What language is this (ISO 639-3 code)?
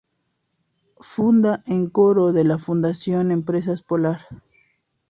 spa